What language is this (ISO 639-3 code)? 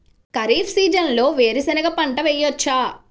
tel